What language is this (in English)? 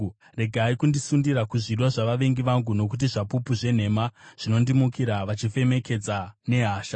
Shona